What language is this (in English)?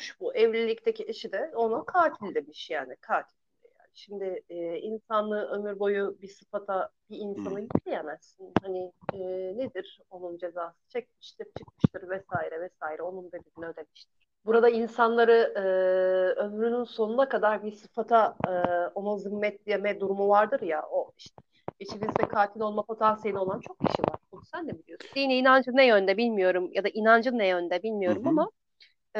Turkish